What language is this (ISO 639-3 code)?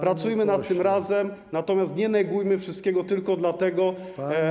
pol